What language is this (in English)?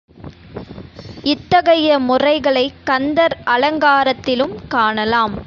Tamil